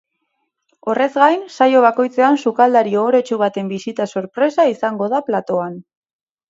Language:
Basque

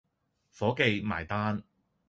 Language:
Cantonese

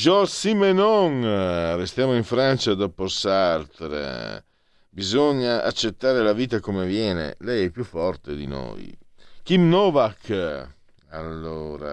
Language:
Italian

